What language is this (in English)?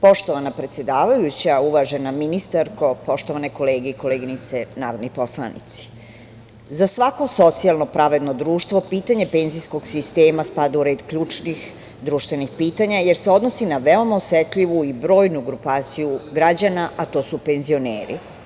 Serbian